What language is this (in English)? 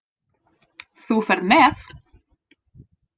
Icelandic